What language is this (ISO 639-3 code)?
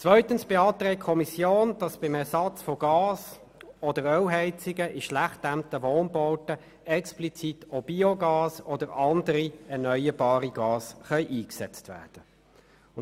gsw